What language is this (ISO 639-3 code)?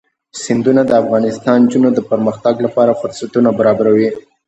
pus